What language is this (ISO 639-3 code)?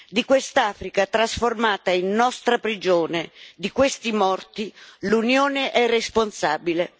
ita